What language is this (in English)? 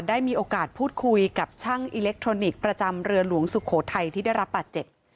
Thai